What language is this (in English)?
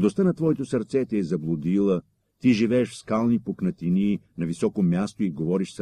Bulgarian